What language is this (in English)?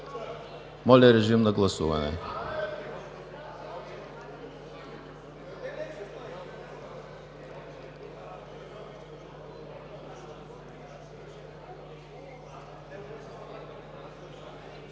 Bulgarian